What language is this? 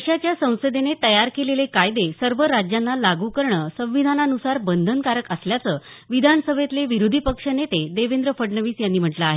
Marathi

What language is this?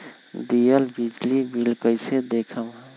Magahi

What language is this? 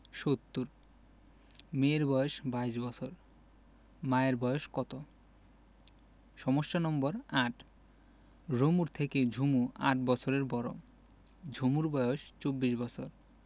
Bangla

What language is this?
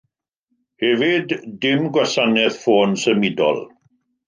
Welsh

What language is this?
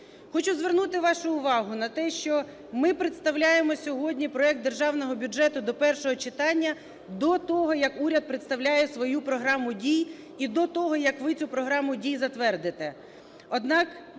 Ukrainian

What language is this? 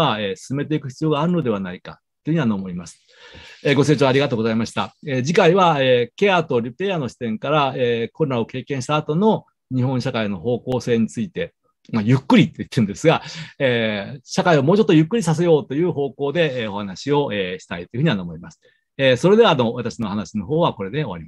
Japanese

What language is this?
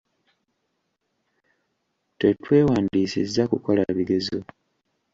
Ganda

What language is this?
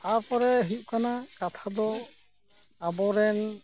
Santali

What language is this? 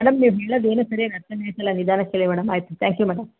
Kannada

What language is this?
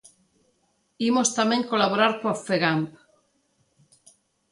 Galician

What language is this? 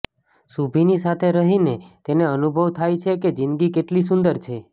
Gujarati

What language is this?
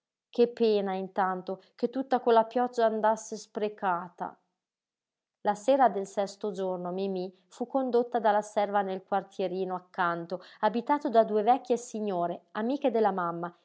Italian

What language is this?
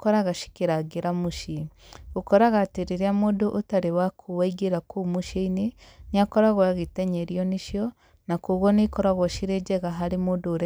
Kikuyu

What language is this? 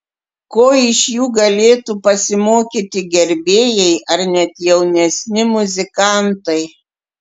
Lithuanian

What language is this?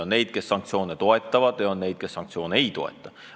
Estonian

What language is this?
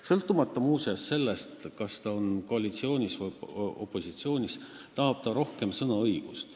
Estonian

